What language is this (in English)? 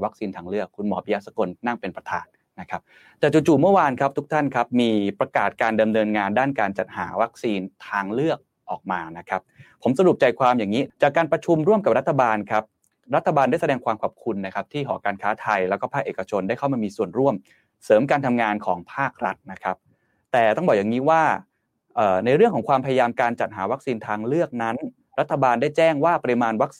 Thai